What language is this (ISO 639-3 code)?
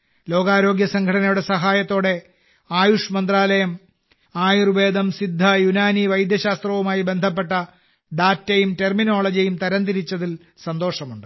mal